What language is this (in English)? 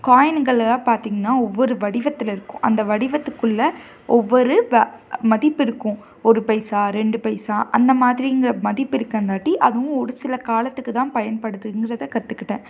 Tamil